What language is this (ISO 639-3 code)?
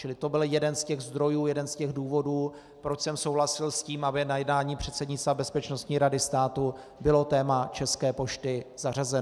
ces